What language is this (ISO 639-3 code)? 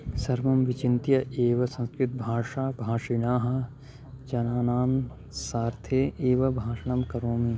san